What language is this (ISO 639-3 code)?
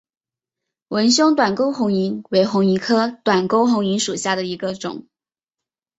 zho